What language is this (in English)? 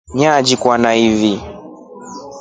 Rombo